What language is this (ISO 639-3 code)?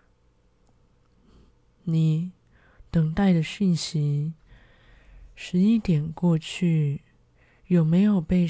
zho